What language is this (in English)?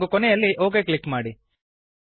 Kannada